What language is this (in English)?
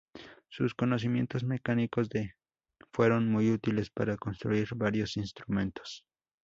Spanish